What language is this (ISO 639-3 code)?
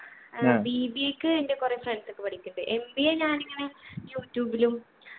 mal